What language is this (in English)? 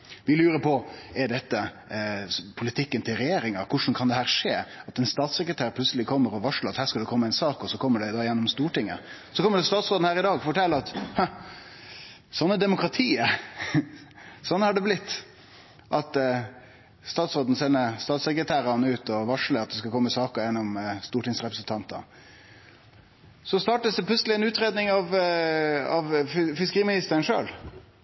Norwegian Nynorsk